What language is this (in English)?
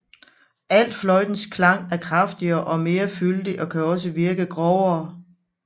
Danish